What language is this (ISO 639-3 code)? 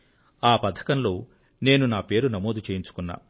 tel